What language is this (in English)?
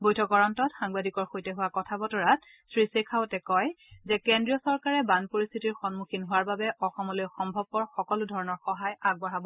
Assamese